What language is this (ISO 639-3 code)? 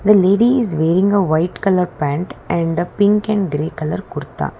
eng